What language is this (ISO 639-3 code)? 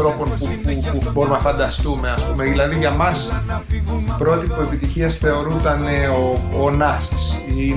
ell